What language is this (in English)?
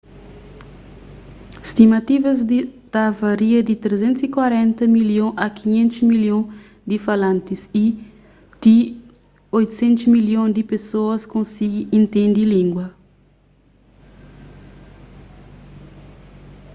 Kabuverdianu